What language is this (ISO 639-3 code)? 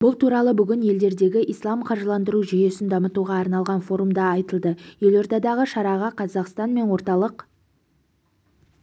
kaz